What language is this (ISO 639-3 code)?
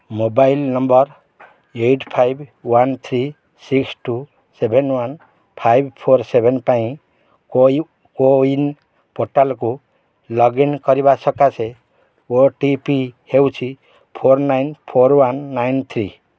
ori